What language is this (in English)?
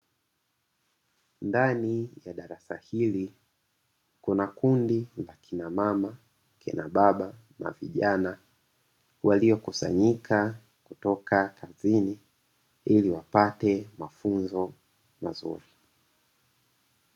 Swahili